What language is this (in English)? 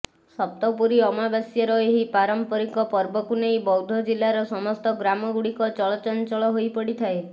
Odia